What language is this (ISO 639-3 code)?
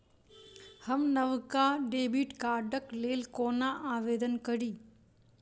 mai